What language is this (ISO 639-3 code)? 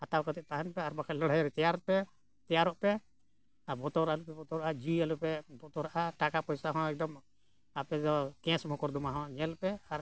sat